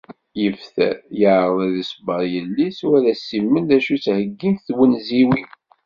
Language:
Kabyle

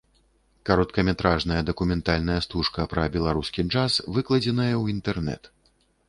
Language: Belarusian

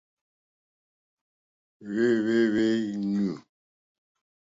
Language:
Mokpwe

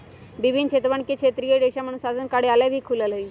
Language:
Magahi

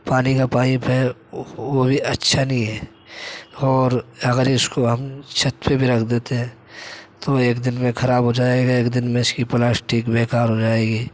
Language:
Urdu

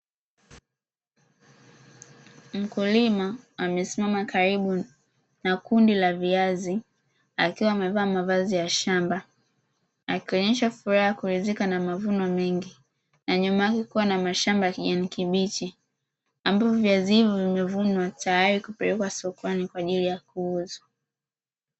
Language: Swahili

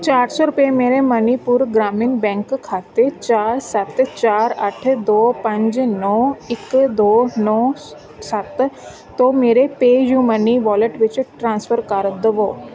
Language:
Punjabi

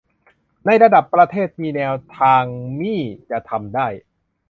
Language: Thai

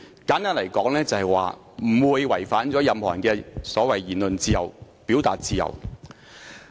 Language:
Cantonese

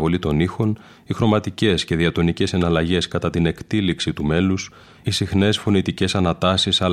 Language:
Greek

